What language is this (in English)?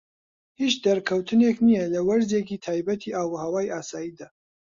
Central Kurdish